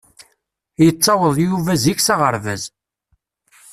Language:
Kabyle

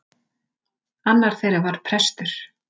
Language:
Icelandic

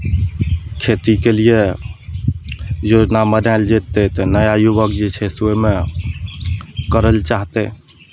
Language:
Maithili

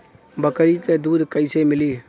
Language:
Bhojpuri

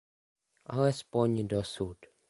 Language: Czech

